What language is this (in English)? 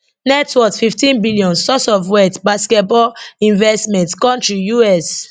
Nigerian Pidgin